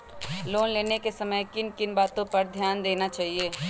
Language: Magahi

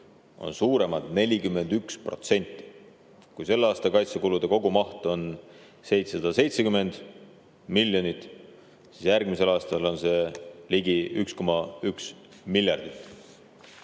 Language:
Estonian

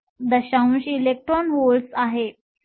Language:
Marathi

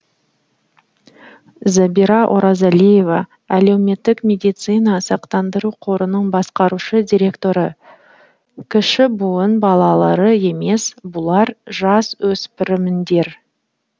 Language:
Kazakh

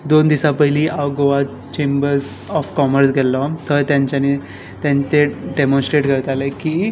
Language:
Konkani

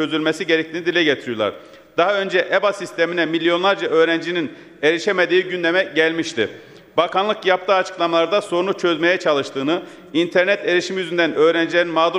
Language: Turkish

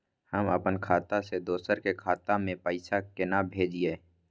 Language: Maithili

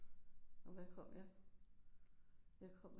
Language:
Danish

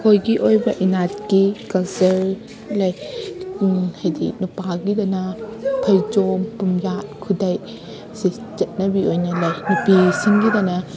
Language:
Manipuri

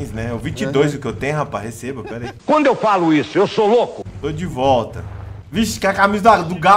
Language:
Portuguese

